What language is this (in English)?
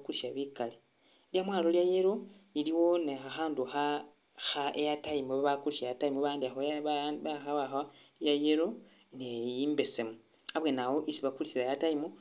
Masaaba